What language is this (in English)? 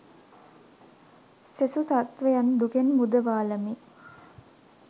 Sinhala